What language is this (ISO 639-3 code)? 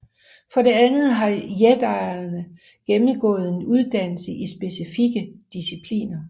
dan